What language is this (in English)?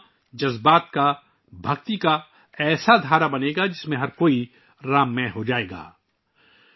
Urdu